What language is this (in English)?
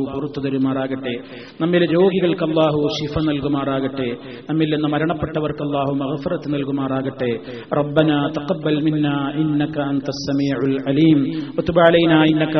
Malayalam